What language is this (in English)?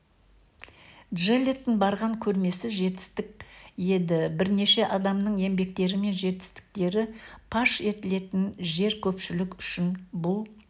Kazakh